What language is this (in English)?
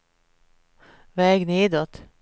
Swedish